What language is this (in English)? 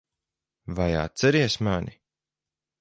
Latvian